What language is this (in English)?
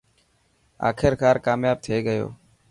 Dhatki